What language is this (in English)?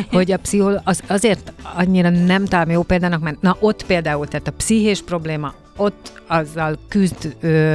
Hungarian